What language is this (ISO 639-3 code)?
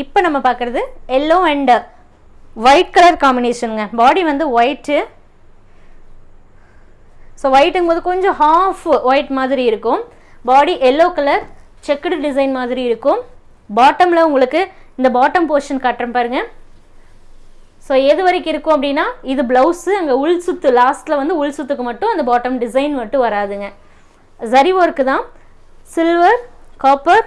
tam